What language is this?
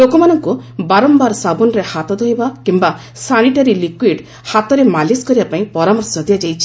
Odia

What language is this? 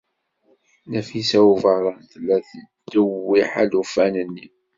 Kabyle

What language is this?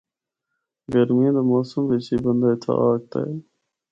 Northern Hindko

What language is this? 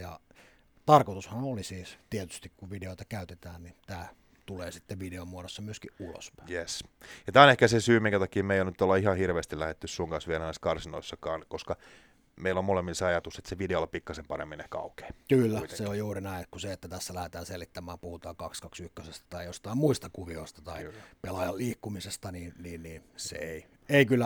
Finnish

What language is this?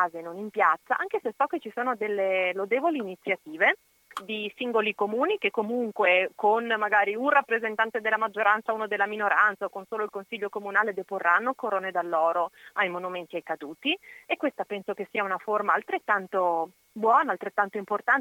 Italian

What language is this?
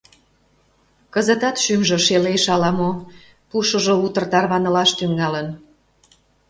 Mari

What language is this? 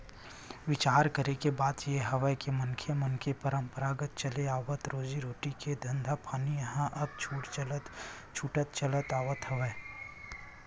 Chhattisgarhi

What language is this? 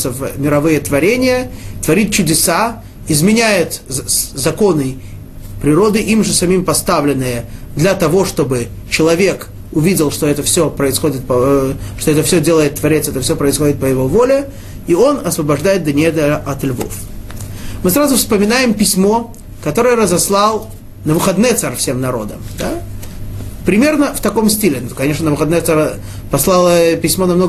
Russian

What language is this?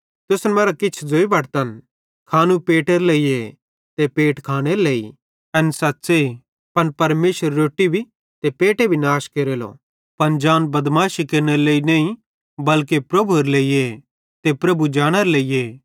Bhadrawahi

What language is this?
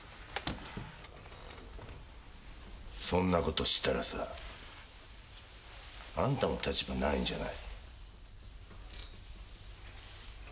Japanese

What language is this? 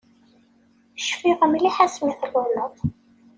Kabyle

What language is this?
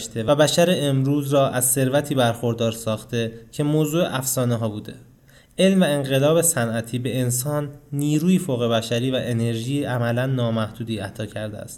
Persian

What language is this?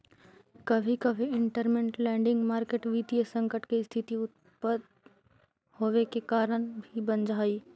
Magahi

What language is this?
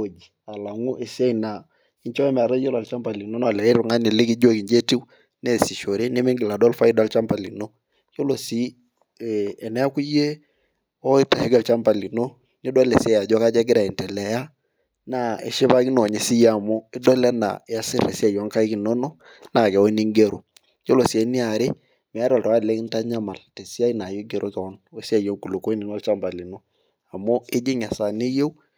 Masai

